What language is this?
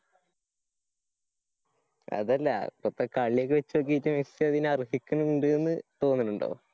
Malayalam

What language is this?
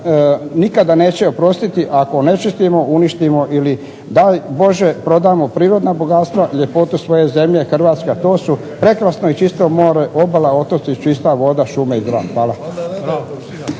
Croatian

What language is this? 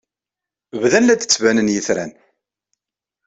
Kabyle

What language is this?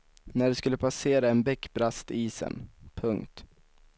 Swedish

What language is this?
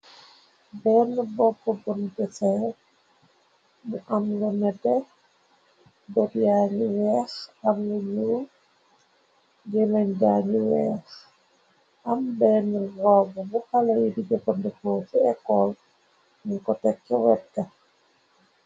Wolof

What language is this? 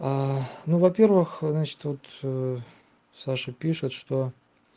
Russian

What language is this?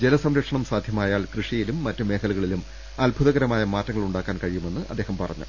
Malayalam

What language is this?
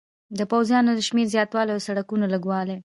Pashto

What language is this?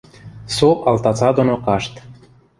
Western Mari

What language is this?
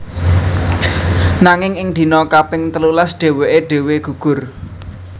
Javanese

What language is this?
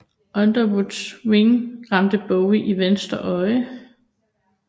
Danish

